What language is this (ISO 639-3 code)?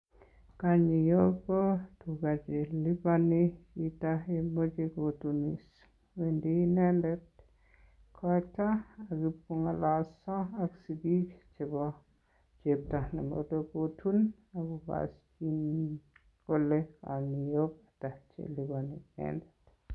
kln